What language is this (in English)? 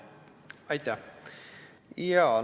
Estonian